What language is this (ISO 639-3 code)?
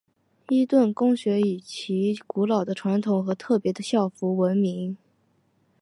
zho